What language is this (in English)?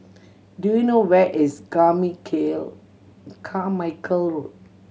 English